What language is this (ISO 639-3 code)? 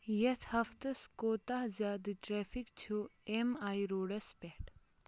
kas